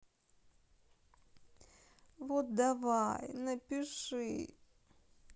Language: Russian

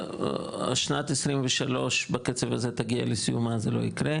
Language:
Hebrew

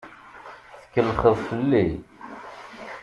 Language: Kabyle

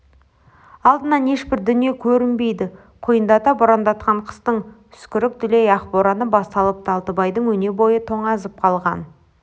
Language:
Kazakh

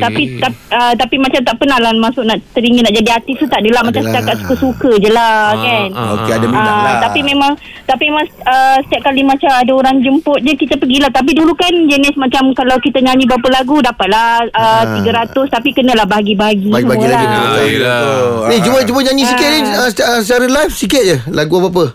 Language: Malay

